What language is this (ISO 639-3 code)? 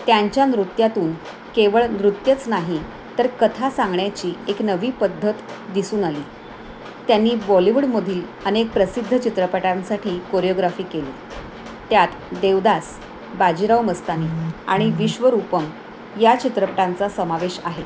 mar